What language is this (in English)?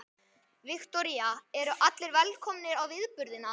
Icelandic